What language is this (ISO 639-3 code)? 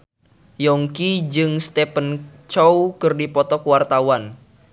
sun